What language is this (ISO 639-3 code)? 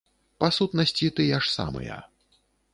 bel